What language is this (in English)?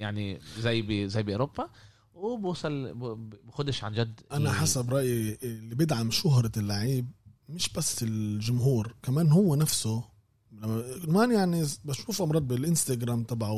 Arabic